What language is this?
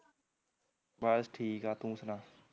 Punjabi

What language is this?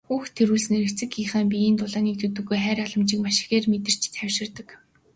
Mongolian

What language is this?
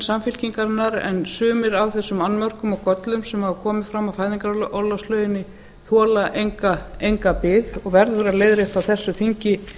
Icelandic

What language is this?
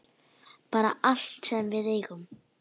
Icelandic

